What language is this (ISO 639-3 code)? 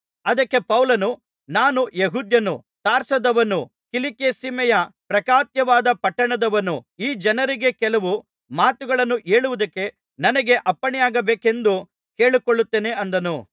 kan